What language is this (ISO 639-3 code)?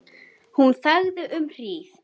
isl